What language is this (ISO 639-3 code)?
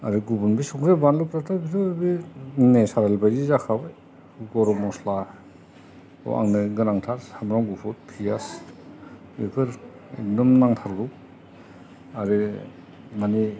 brx